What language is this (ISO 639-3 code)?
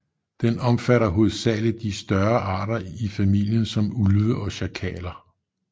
dan